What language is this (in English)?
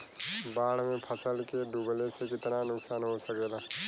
Bhojpuri